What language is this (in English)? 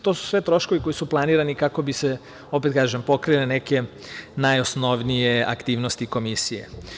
Serbian